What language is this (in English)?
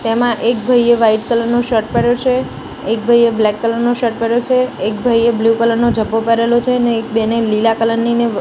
Gujarati